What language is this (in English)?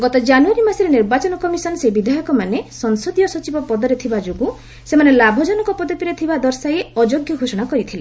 Odia